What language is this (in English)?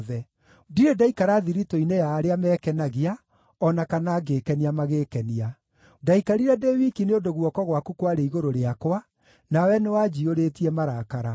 Kikuyu